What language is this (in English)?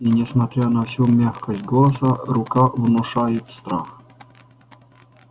Russian